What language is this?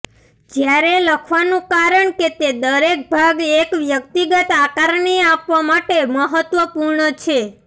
Gujarati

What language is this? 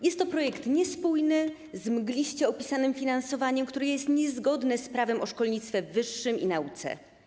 Polish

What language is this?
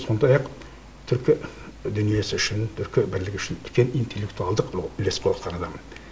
Kazakh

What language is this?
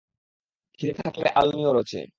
Bangla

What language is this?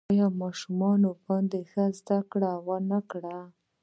Pashto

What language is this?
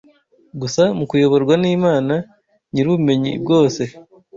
Kinyarwanda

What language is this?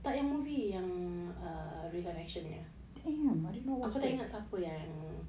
English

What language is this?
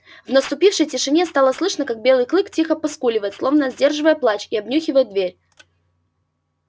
Russian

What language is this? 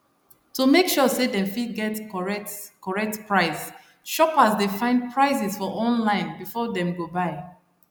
Nigerian Pidgin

